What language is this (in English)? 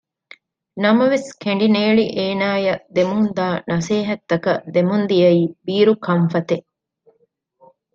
Divehi